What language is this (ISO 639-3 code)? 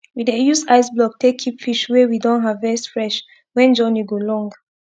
pcm